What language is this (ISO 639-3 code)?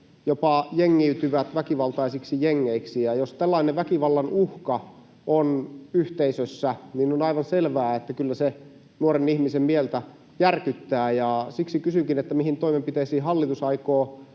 fin